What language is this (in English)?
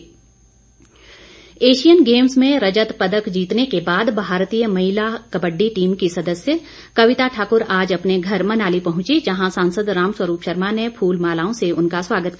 Hindi